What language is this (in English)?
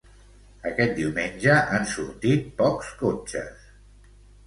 Catalan